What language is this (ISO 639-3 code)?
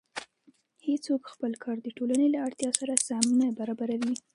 pus